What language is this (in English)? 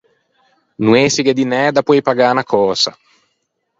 Ligurian